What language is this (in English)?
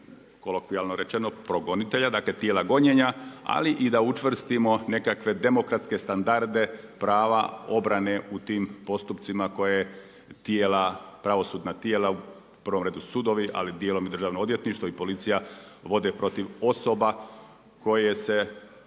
Croatian